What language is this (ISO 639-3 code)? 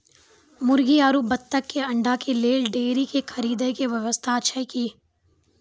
mai